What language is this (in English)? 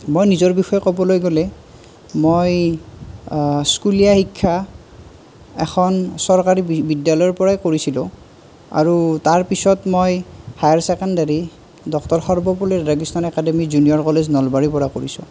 Assamese